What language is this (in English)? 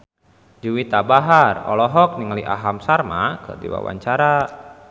Sundanese